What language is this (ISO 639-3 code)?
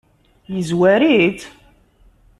kab